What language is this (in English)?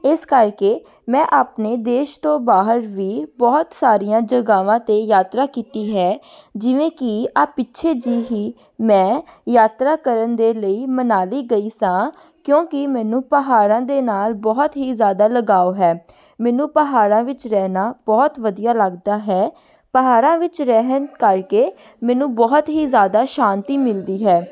Punjabi